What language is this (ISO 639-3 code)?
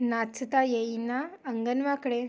mar